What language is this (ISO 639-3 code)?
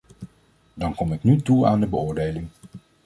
nld